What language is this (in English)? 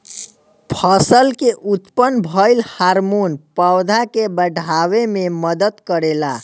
Bhojpuri